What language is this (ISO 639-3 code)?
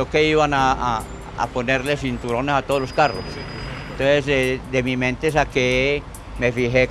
spa